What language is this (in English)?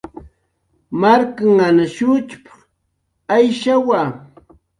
Jaqaru